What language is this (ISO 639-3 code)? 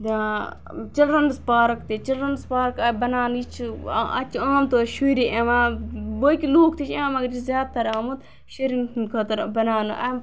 kas